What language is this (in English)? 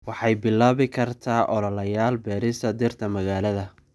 Somali